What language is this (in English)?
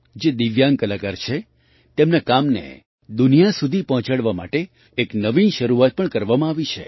Gujarati